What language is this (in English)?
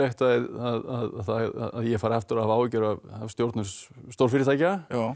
Icelandic